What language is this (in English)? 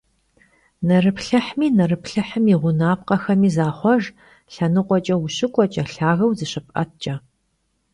Kabardian